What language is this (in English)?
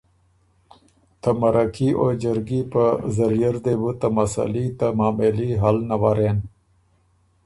Ormuri